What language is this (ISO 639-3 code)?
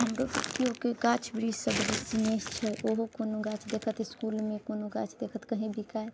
mai